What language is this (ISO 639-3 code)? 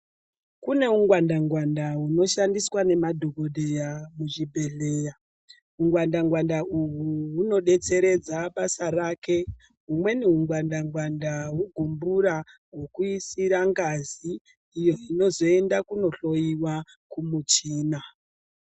ndc